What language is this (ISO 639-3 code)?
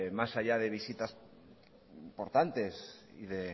spa